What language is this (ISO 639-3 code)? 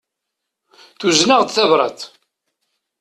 kab